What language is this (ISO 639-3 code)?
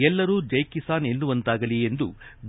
kan